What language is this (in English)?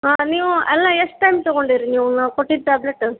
Kannada